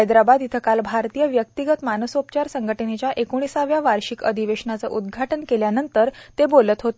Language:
Marathi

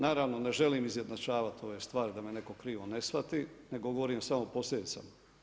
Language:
Croatian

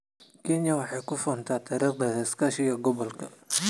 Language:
Somali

